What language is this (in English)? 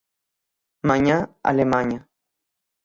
Galician